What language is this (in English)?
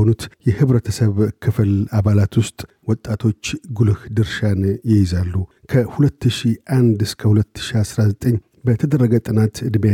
Amharic